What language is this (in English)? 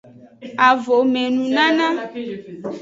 Aja (Benin)